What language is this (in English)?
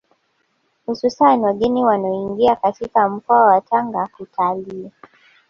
Swahili